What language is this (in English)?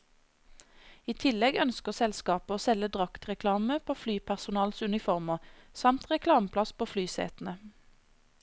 Norwegian